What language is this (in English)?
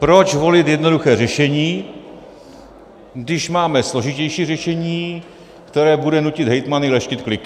Czech